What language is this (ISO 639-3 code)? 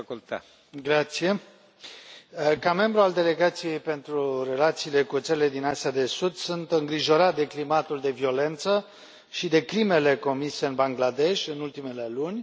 ron